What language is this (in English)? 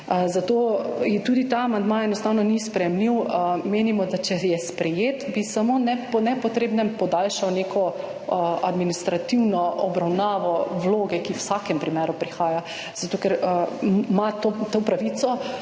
Slovenian